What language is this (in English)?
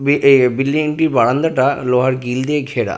Bangla